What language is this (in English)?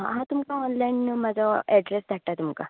Konkani